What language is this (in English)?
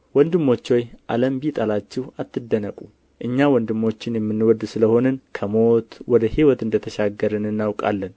Amharic